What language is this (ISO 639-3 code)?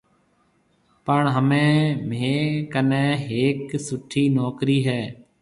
mve